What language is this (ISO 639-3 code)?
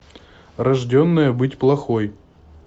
rus